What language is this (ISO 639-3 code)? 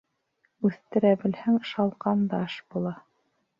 bak